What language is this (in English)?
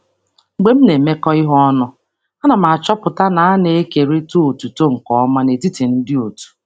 Igbo